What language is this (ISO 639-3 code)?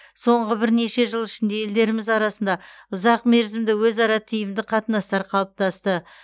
kaz